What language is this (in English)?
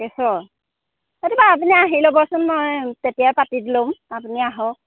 Assamese